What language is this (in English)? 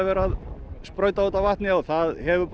Icelandic